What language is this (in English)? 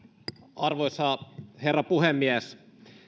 Finnish